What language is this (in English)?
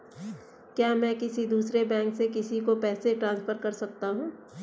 Hindi